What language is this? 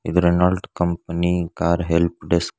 Kannada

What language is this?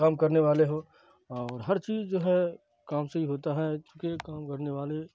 Urdu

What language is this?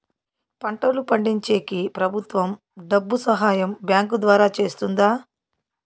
Telugu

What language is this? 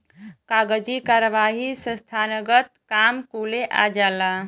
Bhojpuri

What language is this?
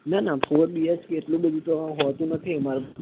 Gujarati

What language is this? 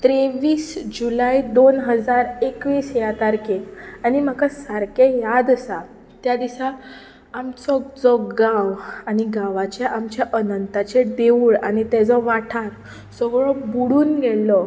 Konkani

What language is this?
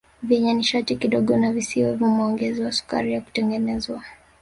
Swahili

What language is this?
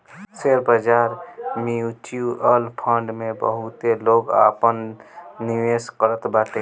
Bhojpuri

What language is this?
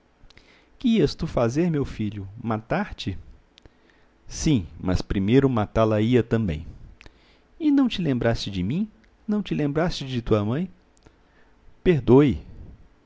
Portuguese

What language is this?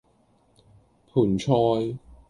Cantonese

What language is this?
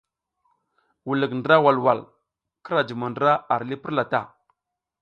South Giziga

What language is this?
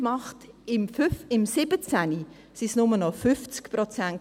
Swiss German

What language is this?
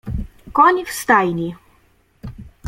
Polish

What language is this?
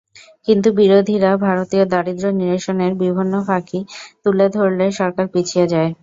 Bangla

